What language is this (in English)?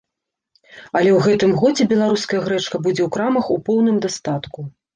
Belarusian